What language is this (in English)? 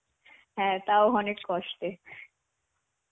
Bangla